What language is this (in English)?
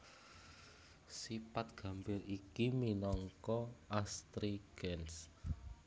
Javanese